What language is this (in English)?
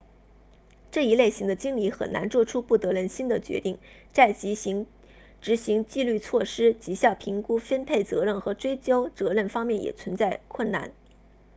Chinese